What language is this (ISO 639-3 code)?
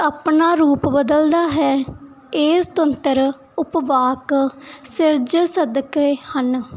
pan